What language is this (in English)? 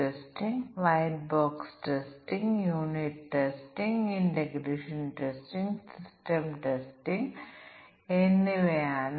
Malayalam